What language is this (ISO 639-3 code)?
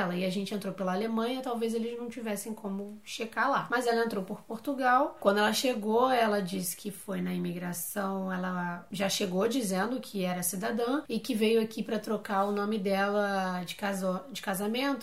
por